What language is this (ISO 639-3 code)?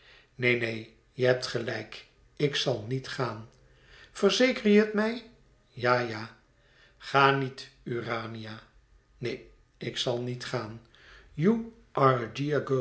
nld